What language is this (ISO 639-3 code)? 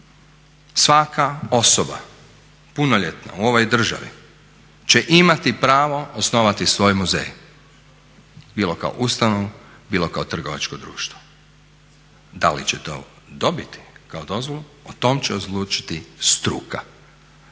hrv